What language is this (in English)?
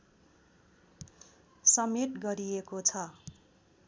Nepali